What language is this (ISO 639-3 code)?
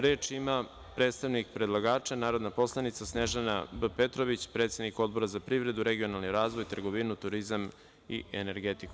srp